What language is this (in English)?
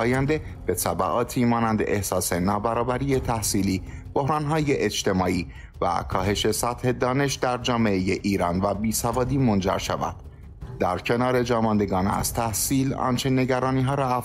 Persian